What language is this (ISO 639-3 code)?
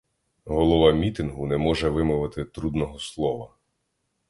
ukr